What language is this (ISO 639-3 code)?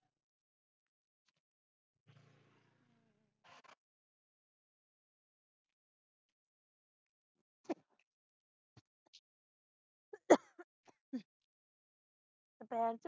pan